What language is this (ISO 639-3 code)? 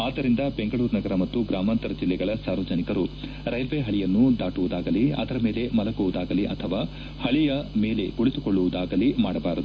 kan